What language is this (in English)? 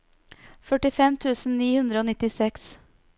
Norwegian